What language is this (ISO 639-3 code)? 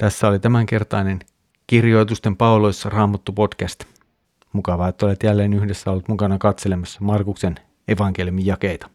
fin